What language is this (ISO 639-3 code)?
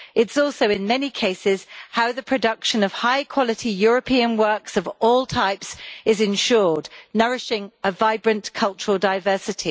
eng